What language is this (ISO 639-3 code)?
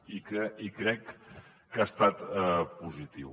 cat